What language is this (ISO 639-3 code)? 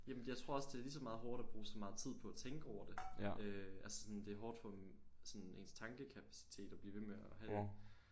dan